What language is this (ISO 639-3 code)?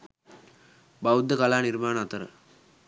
sin